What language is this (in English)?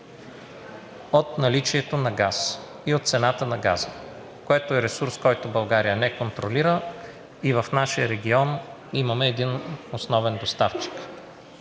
Bulgarian